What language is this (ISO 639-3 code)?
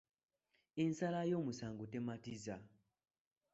lug